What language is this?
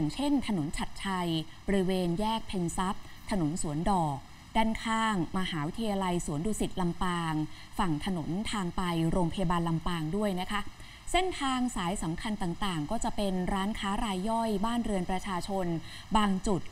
Thai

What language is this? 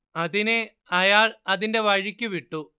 Malayalam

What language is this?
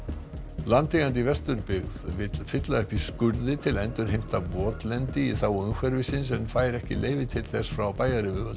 Icelandic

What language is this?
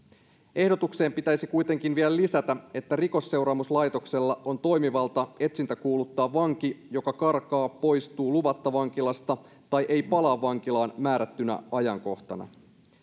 Finnish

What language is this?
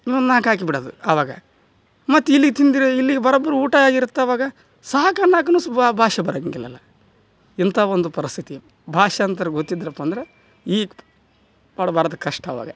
Kannada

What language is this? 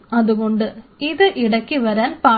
Malayalam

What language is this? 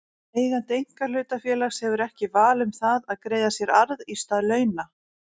Icelandic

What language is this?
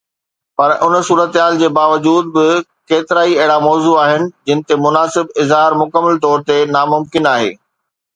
Sindhi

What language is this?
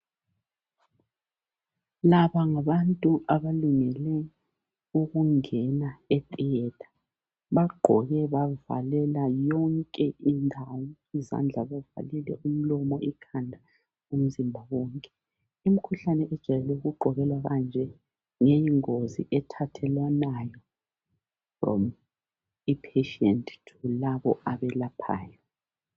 North Ndebele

